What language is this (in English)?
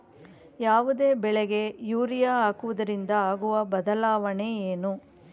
Kannada